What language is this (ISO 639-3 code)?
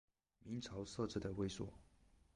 zho